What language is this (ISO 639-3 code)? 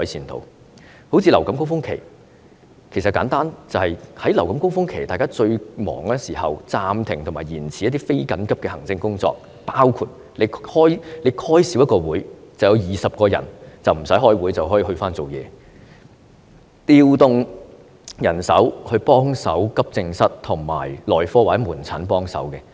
yue